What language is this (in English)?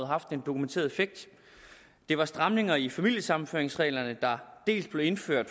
Danish